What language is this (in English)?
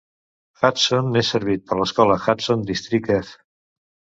Catalan